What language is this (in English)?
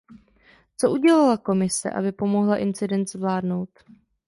Czech